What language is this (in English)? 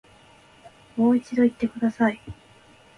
Japanese